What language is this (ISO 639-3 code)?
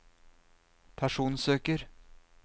nor